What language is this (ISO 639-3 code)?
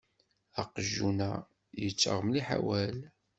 kab